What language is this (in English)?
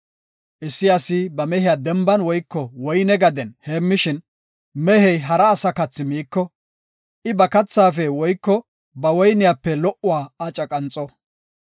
Gofa